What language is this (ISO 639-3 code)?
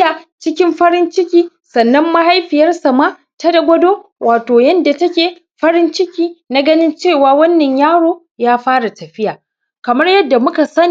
hau